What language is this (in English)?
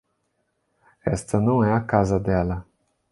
Portuguese